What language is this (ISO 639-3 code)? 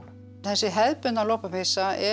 isl